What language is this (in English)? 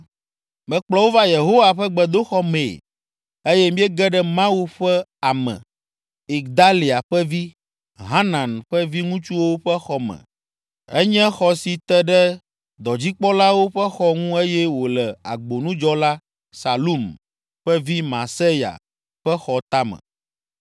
Ewe